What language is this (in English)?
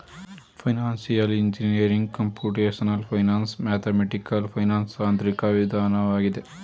Kannada